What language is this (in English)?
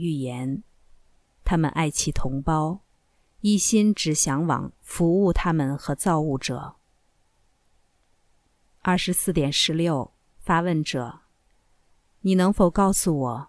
Chinese